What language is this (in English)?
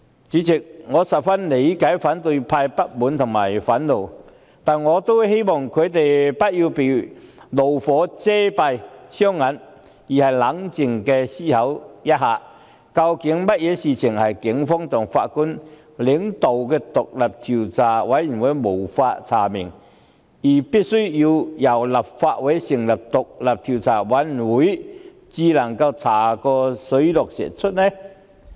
Cantonese